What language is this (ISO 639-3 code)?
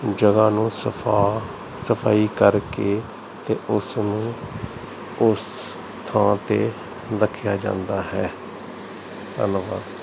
pan